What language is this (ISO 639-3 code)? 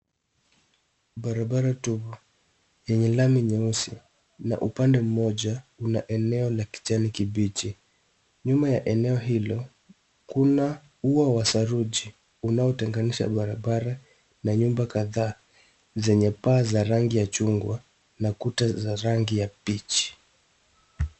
swa